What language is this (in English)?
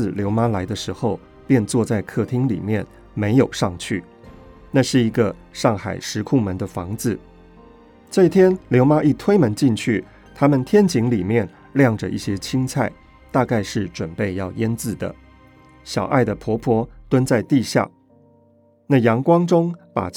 Chinese